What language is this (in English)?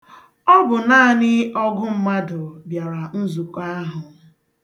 Igbo